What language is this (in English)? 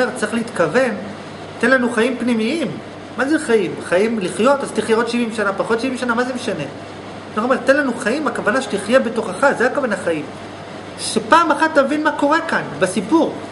Hebrew